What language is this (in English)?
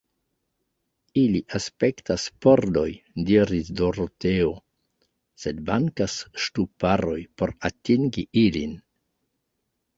Esperanto